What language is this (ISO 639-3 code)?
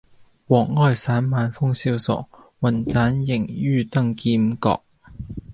yue